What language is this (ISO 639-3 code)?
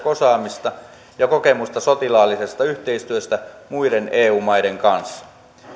fin